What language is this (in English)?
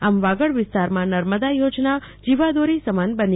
Gujarati